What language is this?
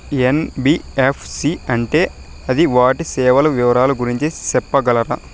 Telugu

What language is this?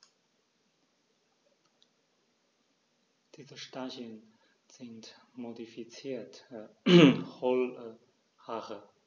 German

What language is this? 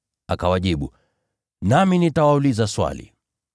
Swahili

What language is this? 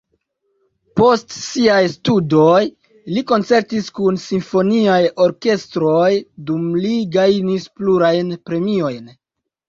Esperanto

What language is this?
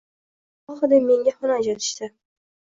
Uzbek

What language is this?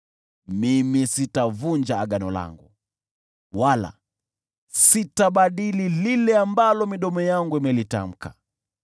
Swahili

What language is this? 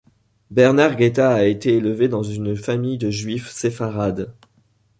French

